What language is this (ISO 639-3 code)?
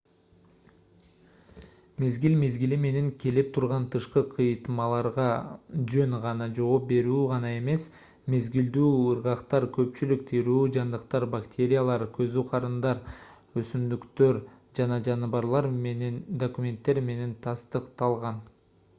kir